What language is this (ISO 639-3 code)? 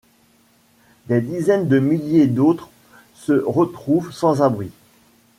fra